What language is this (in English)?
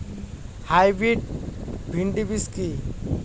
Bangla